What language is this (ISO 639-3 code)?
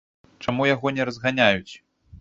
bel